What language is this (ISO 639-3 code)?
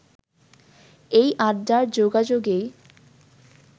ben